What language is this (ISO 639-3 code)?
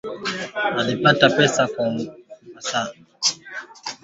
swa